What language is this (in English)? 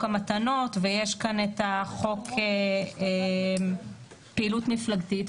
Hebrew